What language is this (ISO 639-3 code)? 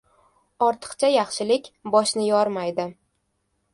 uzb